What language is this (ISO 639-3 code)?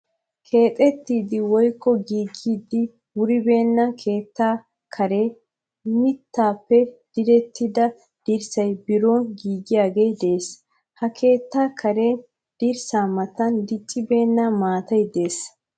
wal